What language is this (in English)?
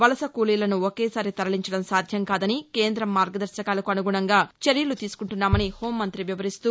Telugu